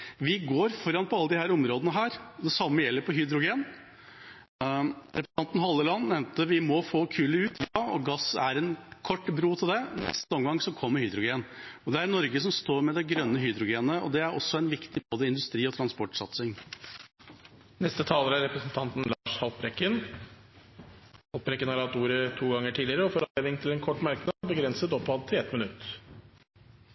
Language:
Norwegian Bokmål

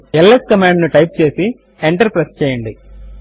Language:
Telugu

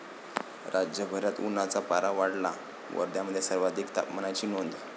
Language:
Marathi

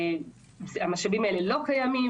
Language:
Hebrew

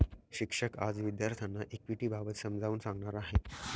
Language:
Marathi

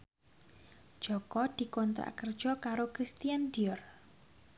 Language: Javanese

